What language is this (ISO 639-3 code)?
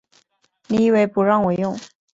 zho